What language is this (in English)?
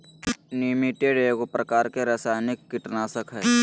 Magahi